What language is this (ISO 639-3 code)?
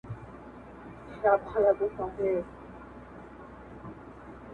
pus